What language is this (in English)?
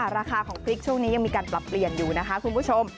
Thai